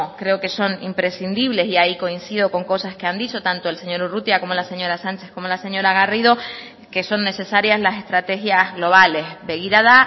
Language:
Spanish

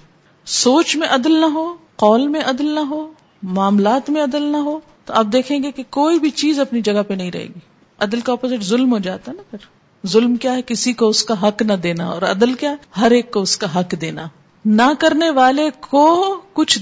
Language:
Urdu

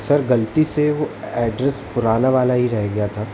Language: Hindi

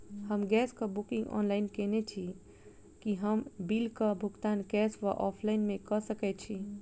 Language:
Maithili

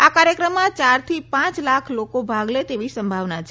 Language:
Gujarati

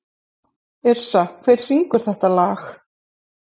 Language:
Icelandic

